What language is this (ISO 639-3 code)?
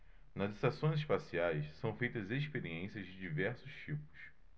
por